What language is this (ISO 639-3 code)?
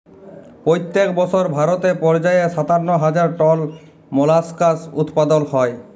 ben